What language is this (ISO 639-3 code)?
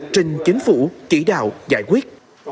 vie